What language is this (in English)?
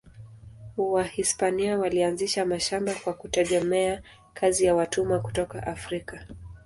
Swahili